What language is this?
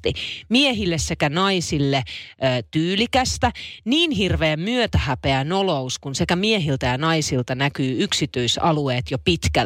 Finnish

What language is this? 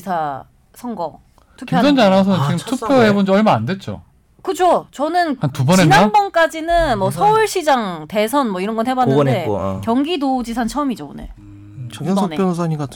Korean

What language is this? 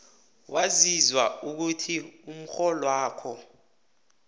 South Ndebele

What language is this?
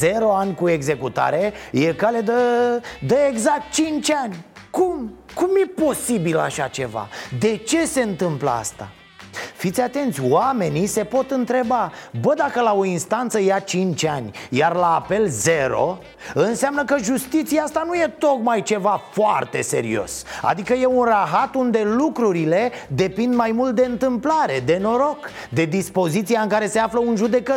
Romanian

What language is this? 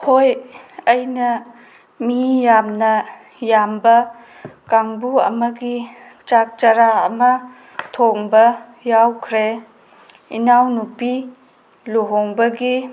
Manipuri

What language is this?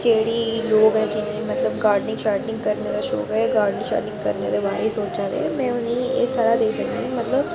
Dogri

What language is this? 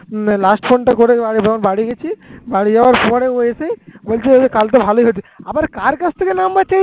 Bangla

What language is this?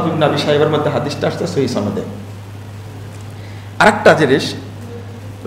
Indonesian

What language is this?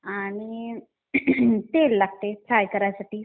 Marathi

